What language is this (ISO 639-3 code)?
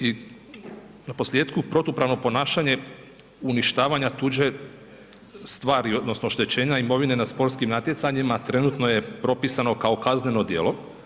hrv